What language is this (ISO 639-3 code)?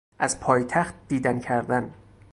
fas